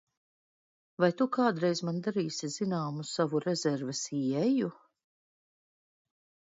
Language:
Latvian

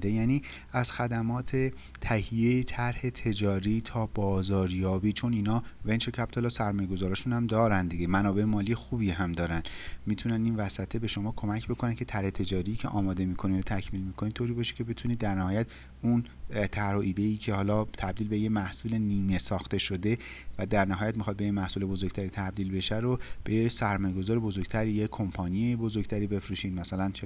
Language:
Persian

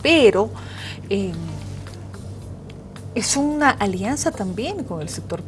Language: Spanish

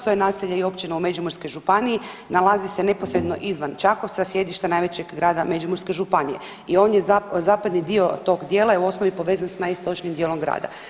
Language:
Croatian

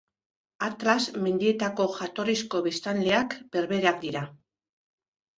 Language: Basque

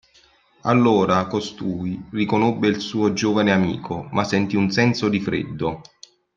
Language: Italian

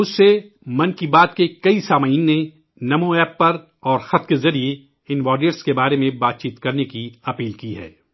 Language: Urdu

